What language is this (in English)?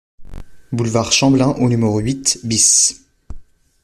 French